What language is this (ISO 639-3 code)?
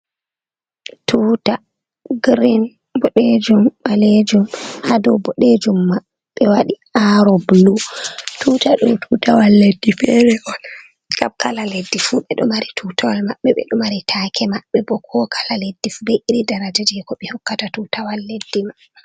ful